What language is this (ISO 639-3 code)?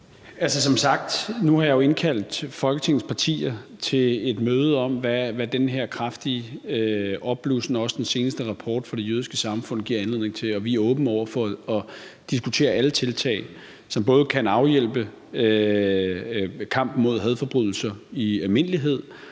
dan